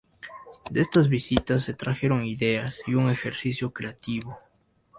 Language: Spanish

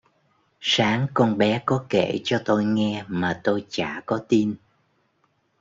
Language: Vietnamese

